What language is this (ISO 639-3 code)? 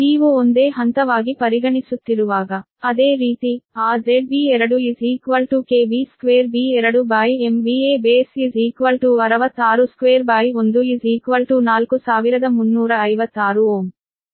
kan